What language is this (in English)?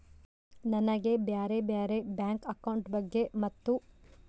Kannada